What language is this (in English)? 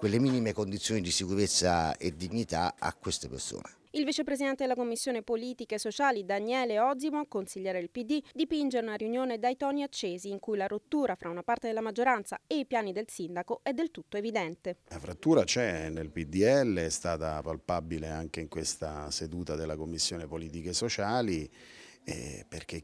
Italian